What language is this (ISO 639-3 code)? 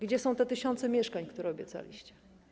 pol